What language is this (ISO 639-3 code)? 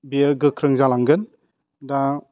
brx